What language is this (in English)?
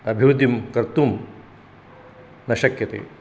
Sanskrit